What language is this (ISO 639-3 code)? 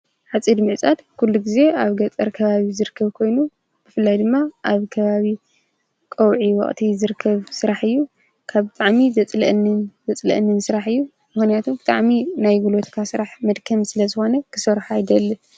tir